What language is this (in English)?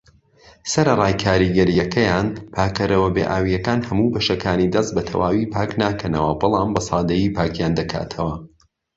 Central Kurdish